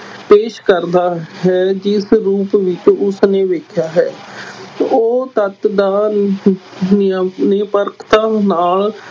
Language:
Punjabi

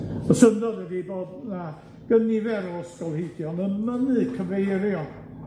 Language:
Welsh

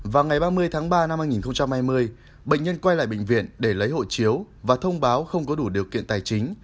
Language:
Vietnamese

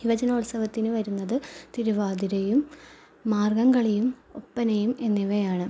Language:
Malayalam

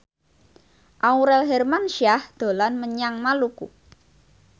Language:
Javanese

